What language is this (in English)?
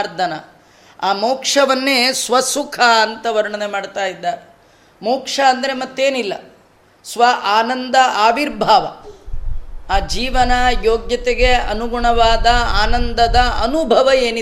Kannada